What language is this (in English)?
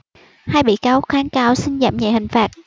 Vietnamese